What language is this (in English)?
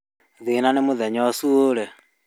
Kikuyu